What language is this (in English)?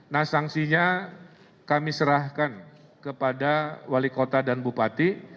Indonesian